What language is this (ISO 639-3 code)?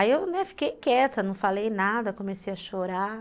por